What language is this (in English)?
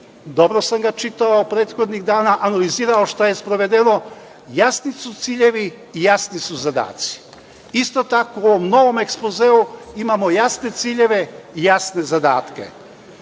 Serbian